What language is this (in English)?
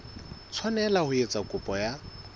Southern Sotho